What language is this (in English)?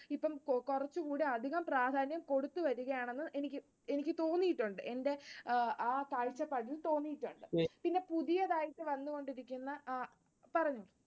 Malayalam